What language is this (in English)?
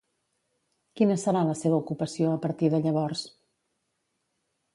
Catalan